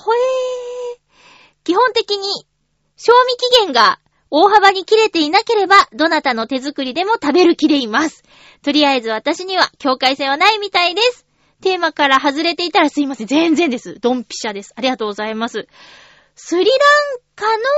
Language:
Japanese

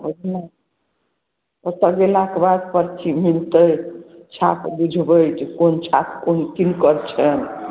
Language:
Maithili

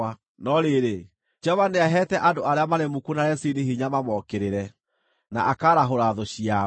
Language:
Kikuyu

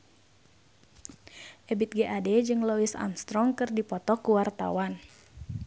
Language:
Sundanese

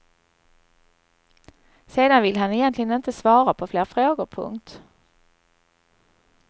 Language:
Swedish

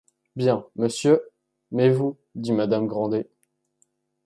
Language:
French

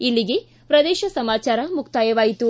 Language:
Kannada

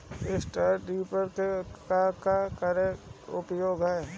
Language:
Bhojpuri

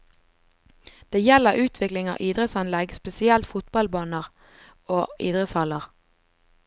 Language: Norwegian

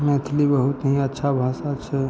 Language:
Maithili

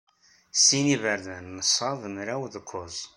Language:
Kabyle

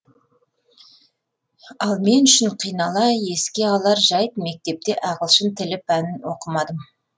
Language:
Kazakh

